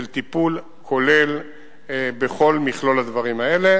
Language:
Hebrew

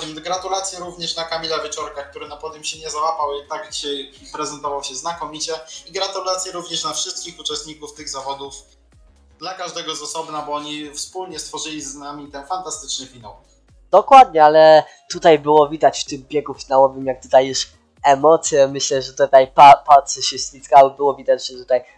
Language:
Polish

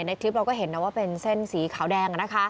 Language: Thai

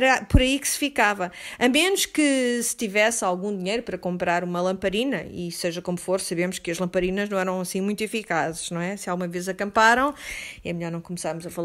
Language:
Portuguese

